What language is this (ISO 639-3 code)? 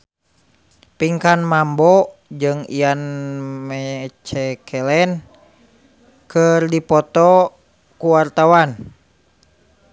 sun